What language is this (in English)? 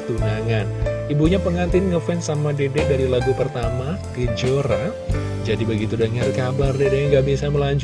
Indonesian